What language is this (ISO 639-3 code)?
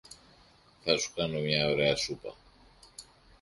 ell